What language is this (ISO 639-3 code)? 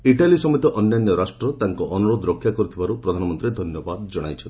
ori